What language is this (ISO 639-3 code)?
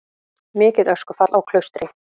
isl